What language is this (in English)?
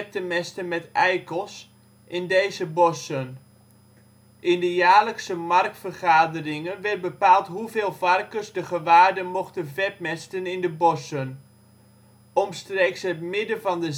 Dutch